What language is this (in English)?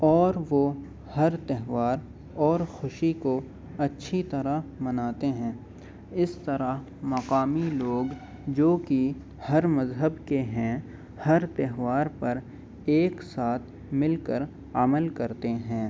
Urdu